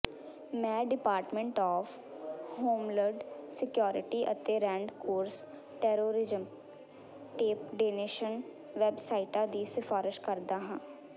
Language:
Punjabi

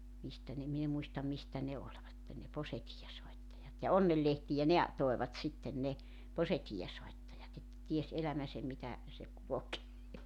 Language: Finnish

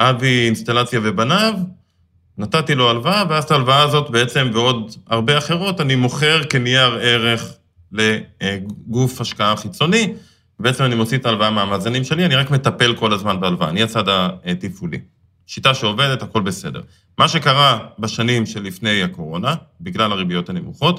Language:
Hebrew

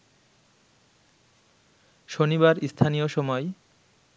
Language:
Bangla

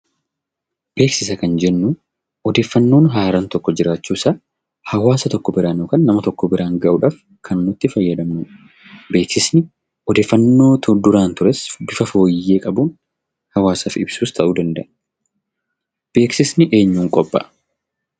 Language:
Oromo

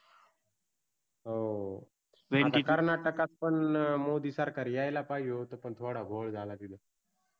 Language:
Marathi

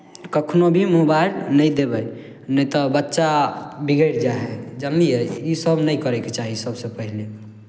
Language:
Maithili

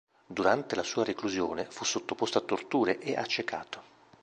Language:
Italian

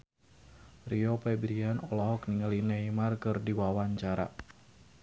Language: Sundanese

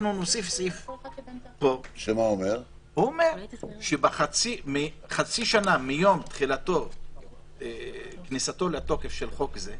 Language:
Hebrew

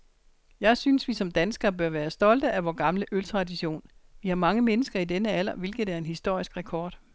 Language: Danish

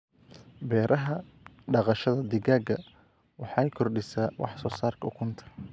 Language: Somali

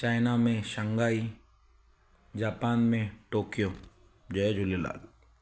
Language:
Sindhi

